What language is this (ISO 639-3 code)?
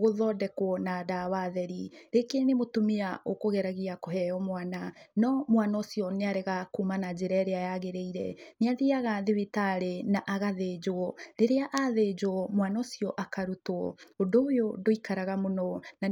kik